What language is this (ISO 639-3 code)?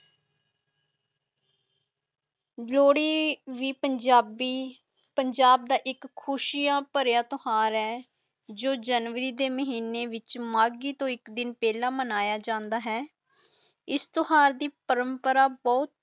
pan